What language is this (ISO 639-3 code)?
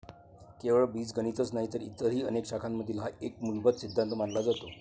mar